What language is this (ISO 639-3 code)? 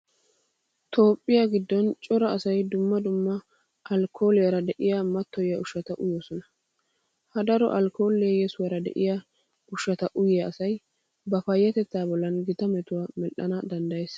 wal